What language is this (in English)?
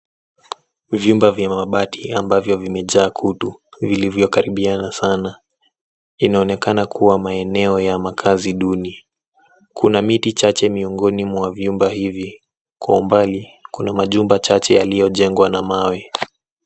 Swahili